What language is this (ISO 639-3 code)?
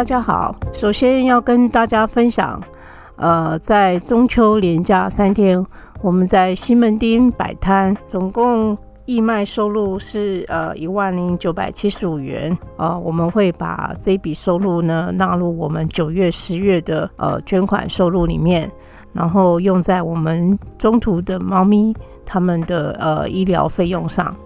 zho